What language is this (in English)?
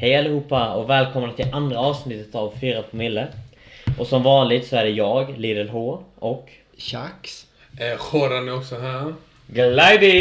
Swedish